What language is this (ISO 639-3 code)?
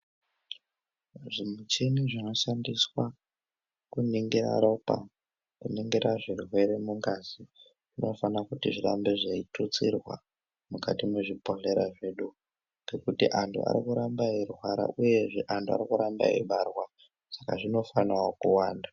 ndc